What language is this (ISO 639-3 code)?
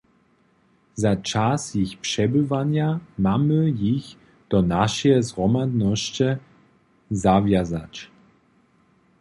hsb